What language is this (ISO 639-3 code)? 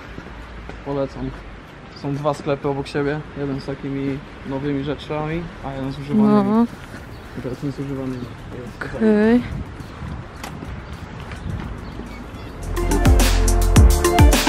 pol